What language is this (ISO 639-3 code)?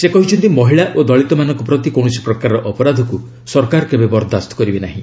ori